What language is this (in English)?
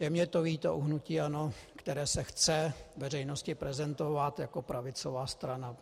Czech